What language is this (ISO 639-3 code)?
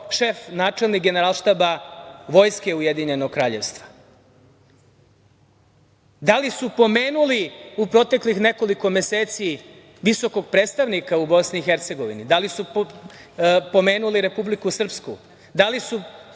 srp